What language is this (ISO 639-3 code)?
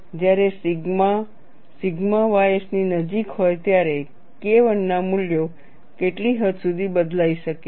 guj